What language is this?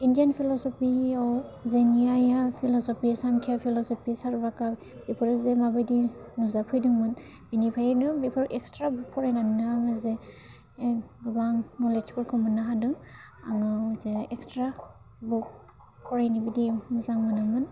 Bodo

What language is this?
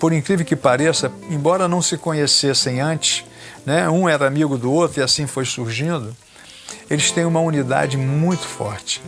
Portuguese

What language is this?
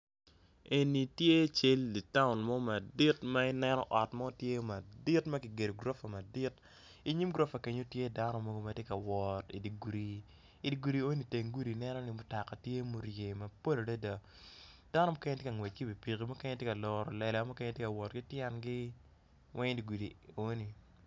Acoli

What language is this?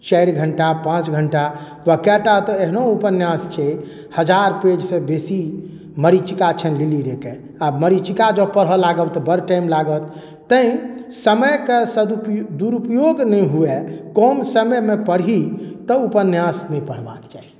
Maithili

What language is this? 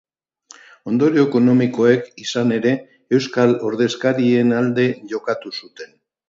Basque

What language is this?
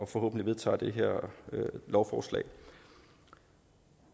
Danish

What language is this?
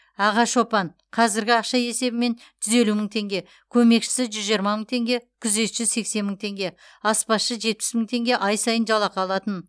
Kazakh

